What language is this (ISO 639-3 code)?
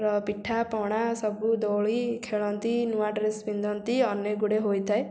ori